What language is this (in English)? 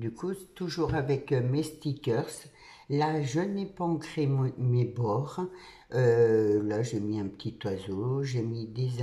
French